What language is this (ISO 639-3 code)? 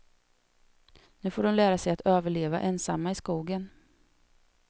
swe